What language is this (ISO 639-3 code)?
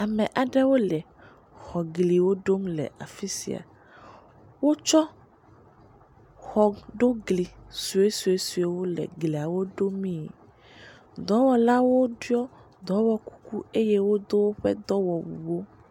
ewe